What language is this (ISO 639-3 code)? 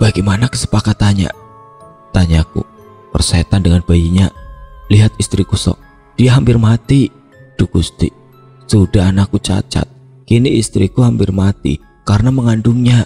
ind